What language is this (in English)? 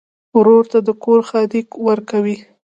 Pashto